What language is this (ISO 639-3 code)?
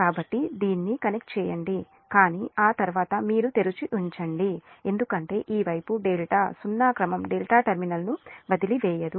tel